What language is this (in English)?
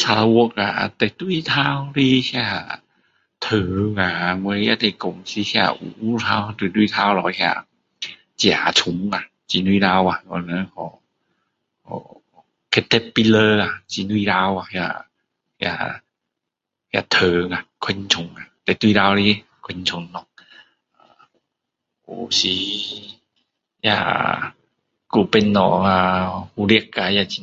Min Dong Chinese